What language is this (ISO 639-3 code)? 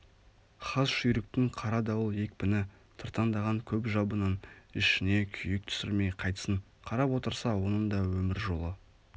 kaz